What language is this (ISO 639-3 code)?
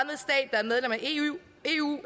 dan